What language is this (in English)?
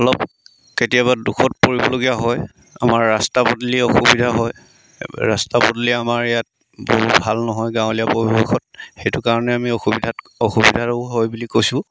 Assamese